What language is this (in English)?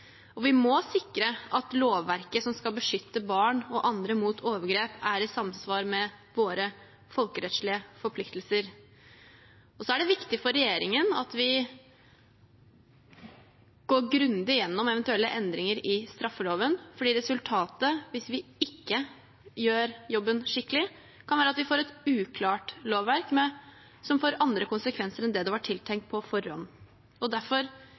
Norwegian Bokmål